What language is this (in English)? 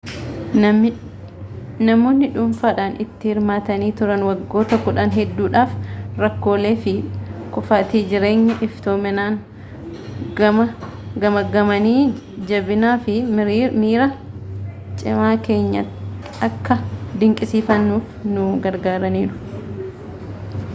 Oromo